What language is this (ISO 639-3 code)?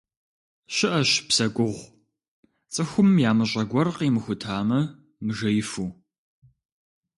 kbd